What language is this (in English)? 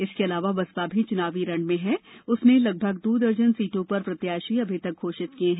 Hindi